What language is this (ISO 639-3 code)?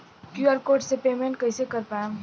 bho